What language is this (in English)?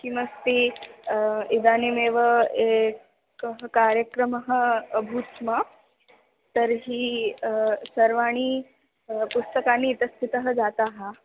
Sanskrit